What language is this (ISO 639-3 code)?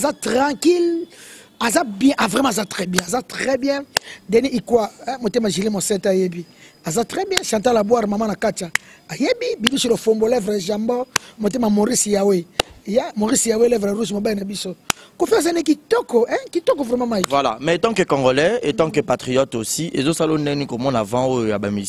fra